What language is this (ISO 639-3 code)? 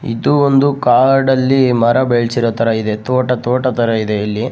kan